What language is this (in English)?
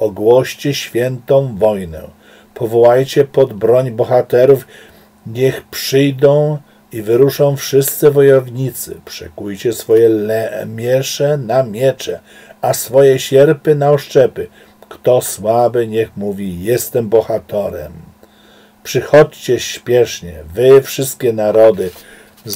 Polish